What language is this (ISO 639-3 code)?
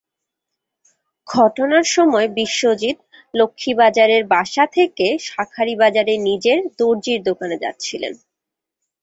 ben